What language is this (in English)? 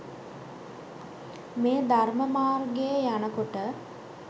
Sinhala